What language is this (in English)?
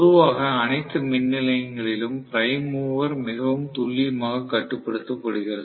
Tamil